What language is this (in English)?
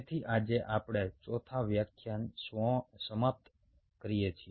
Gujarati